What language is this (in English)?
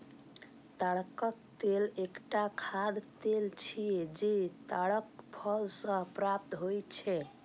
Maithili